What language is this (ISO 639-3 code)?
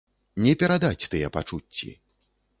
bel